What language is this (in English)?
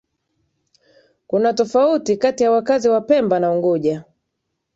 Swahili